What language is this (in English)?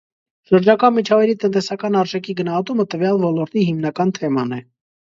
Armenian